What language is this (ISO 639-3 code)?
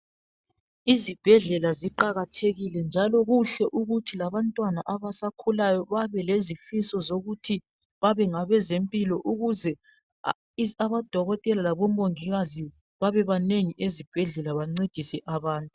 nde